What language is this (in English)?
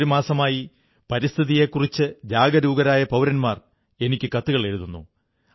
Malayalam